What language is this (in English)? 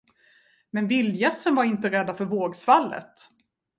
Swedish